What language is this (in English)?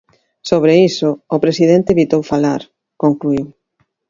Galician